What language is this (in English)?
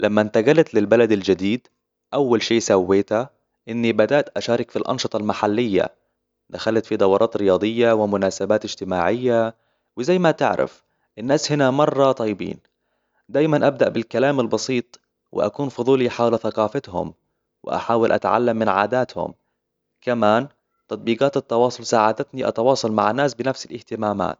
Hijazi Arabic